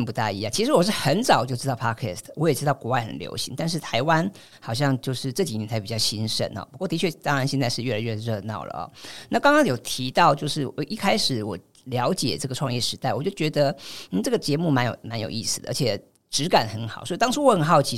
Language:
Chinese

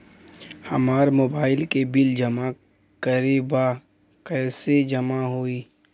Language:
Bhojpuri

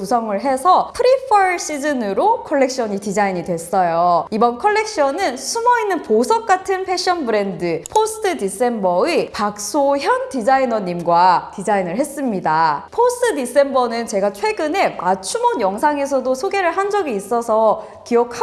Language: Korean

